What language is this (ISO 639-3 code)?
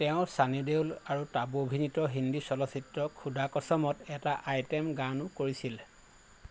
asm